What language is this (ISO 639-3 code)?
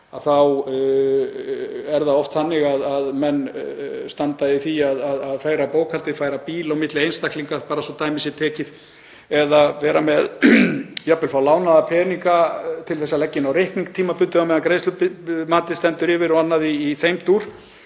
isl